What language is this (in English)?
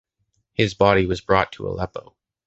English